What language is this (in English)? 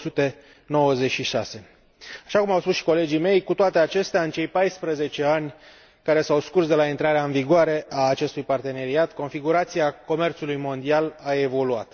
Romanian